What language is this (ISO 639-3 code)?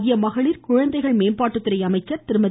tam